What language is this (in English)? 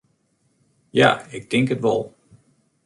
Western Frisian